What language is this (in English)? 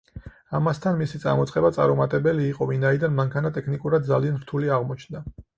Georgian